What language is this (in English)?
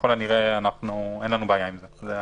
Hebrew